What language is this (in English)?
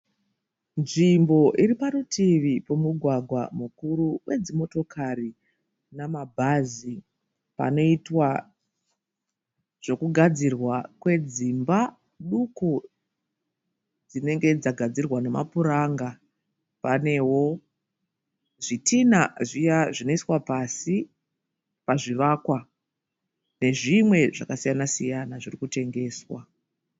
Shona